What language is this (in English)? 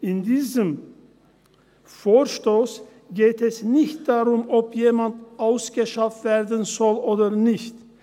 Swiss German